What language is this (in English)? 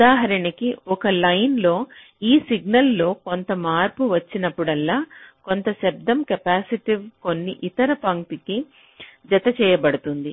Telugu